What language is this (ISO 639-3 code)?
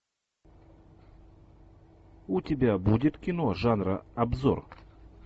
rus